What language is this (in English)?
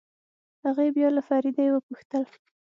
Pashto